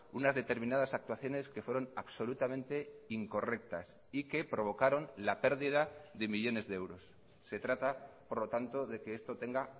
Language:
Spanish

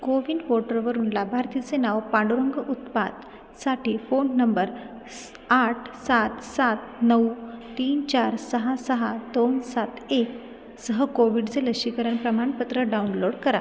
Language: Marathi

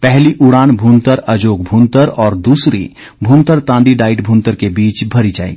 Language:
Hindi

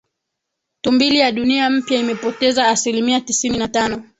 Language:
Swahili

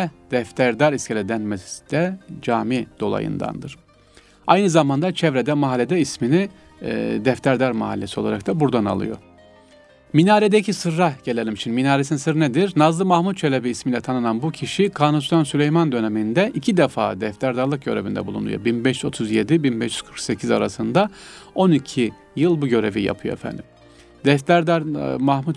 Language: Turkish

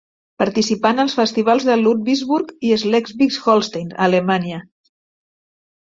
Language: Catalan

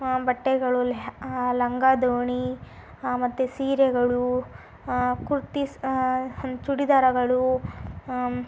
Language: Kannada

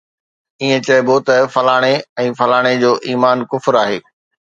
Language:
Sindhi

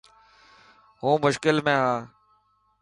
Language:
Dhatki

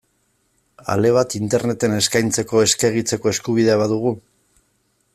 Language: Basque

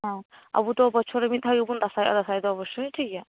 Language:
Santali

